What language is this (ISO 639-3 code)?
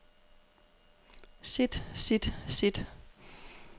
dan